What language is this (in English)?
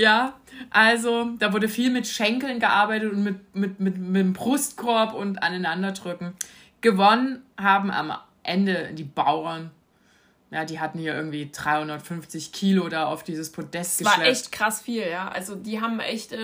German